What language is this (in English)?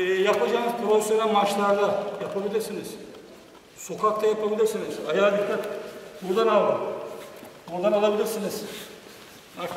Turkish